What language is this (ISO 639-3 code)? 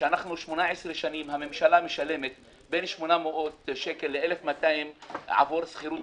heb